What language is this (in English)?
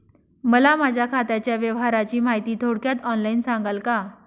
Marathi